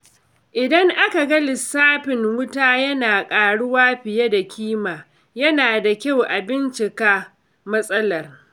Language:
Hausa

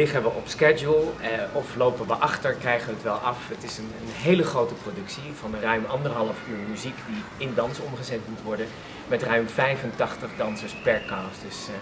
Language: Dutch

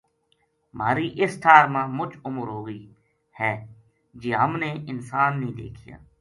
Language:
Gujari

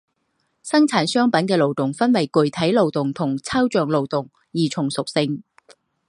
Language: Chinese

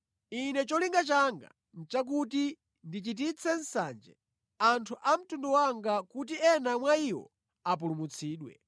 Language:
Nyanja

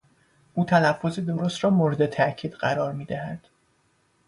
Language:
Persian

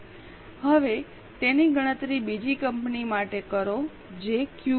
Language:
Gujarati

